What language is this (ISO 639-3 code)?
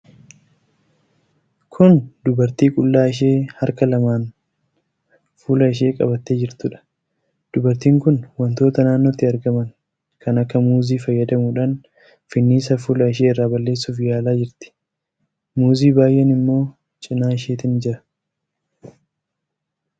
orm